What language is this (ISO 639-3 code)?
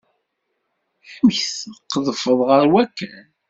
kab